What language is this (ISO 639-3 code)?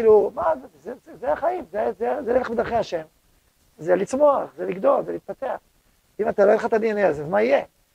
heb